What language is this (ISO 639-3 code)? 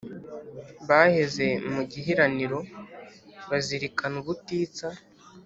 kin